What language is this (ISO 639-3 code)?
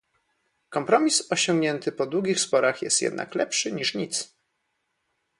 pol